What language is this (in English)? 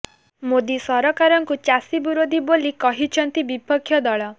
Odia